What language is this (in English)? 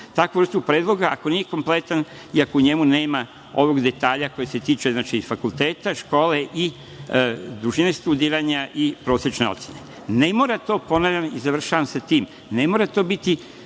Serbian